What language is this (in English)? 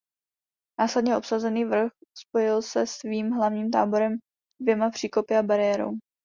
Czech